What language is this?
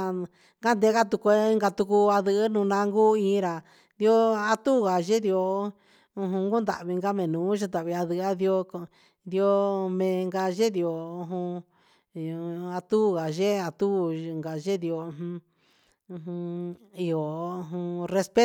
Huitepec Mixtec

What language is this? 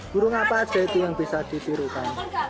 Indonesian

